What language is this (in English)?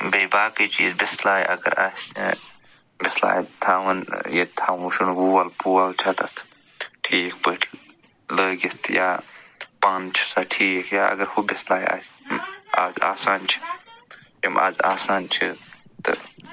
Kashmiri